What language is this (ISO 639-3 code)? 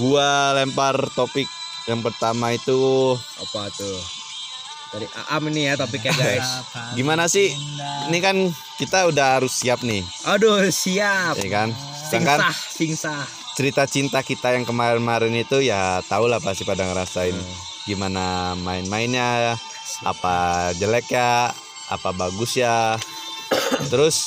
ind